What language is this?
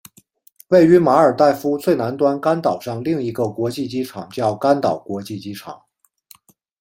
Chinese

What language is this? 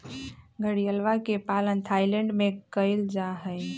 Magahi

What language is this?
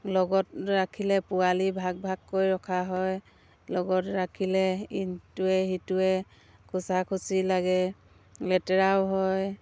Assamese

